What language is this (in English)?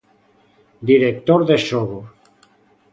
Galician